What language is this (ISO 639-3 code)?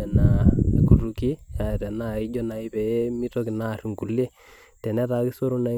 mas